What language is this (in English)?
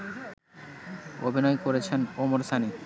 Bangla